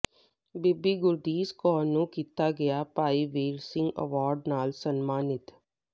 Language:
Punjabi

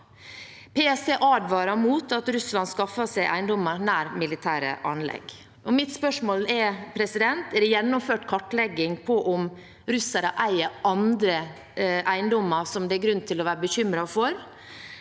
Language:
Norwegian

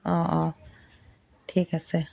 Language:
Assamese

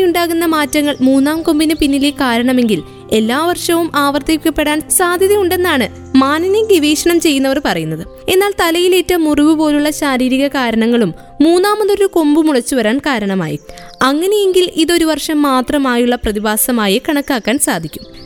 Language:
Malayalam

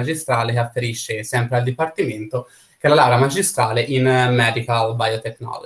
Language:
Italian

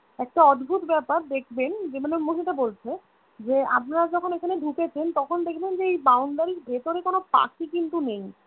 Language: Bangla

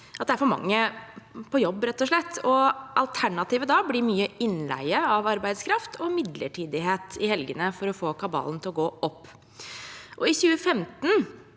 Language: Norwegian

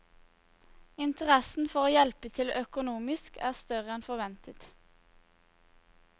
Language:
Norwegian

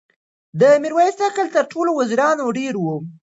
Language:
Pashto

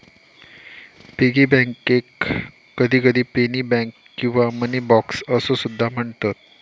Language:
Marathi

